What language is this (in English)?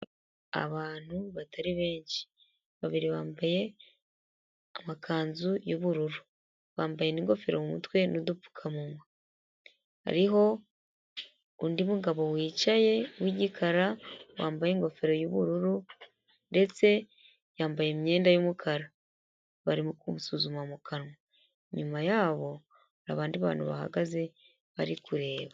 Kinyarwanda